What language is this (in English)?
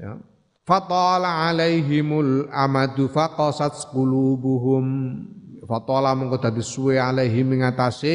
Indonesian